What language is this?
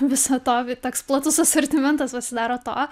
Lithuanian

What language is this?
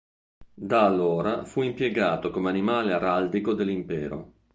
Italian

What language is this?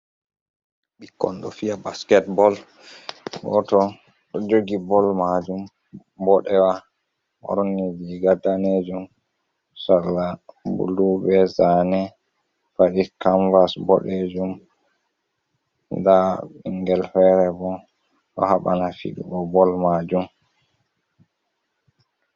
Fula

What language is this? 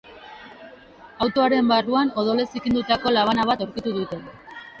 Basque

